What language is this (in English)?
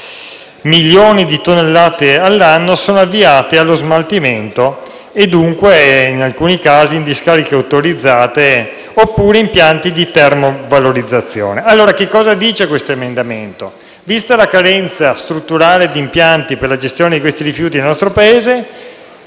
Italian